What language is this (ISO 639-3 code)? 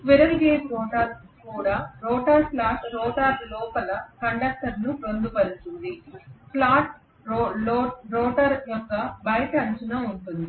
tel